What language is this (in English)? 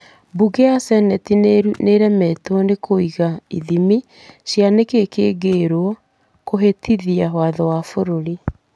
Kikuyu